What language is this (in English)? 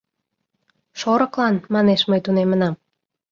Mari